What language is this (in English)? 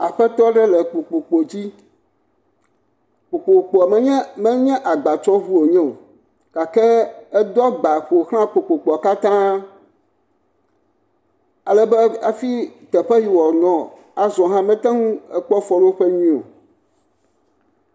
Ewe